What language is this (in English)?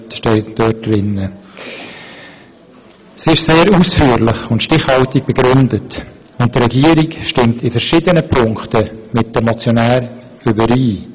Swiss German